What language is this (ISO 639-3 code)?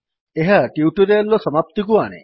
ori